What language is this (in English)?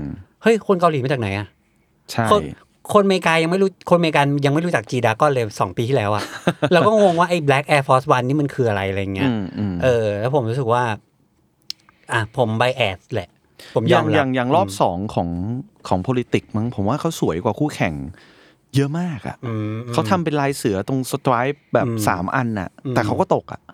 Thai